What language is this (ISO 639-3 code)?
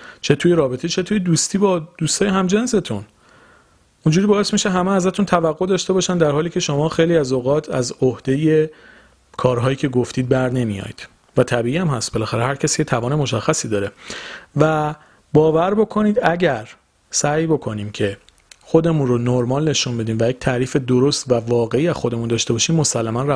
fas